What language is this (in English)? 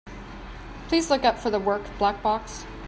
English